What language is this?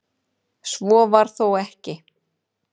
Icelandic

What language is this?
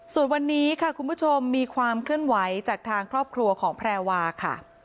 Thai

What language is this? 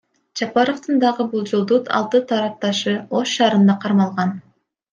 Kyrgyz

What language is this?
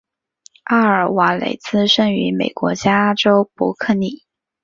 Chinese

